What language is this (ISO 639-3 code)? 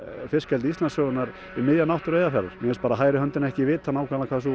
isl